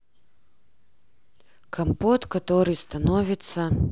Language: Russian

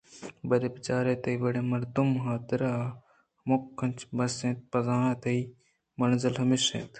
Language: Eastern Balochi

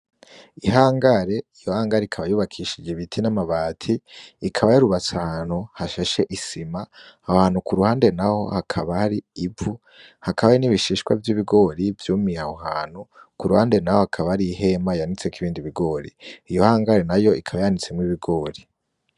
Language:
Rundi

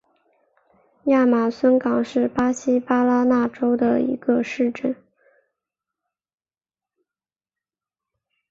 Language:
Chinese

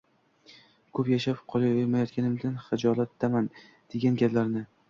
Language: Uzbek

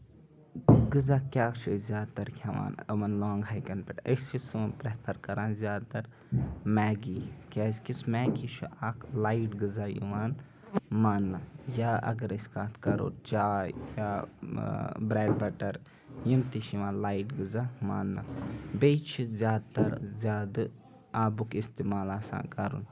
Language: Kashmiri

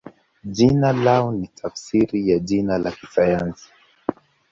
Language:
Swahili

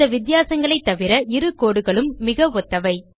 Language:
Tamil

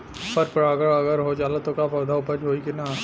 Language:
Bhojpuri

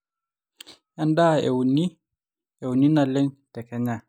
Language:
Masai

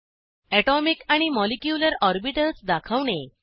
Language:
Marathi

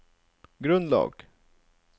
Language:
Norwegian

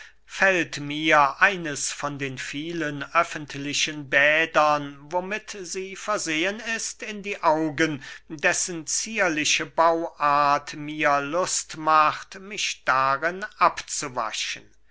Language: German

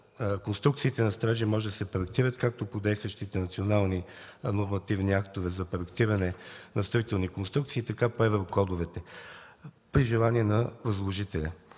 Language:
Bulgarian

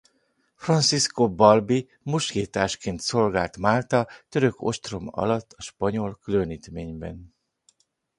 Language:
Hungarian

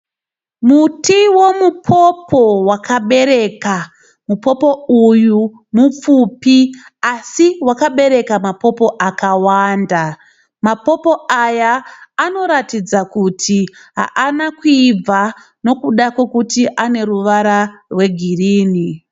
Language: Shona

